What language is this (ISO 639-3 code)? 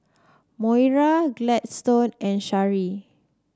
eng